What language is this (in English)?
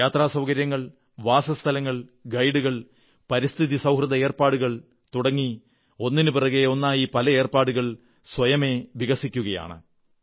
Malayalam